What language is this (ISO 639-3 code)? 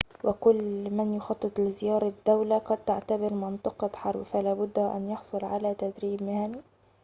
ara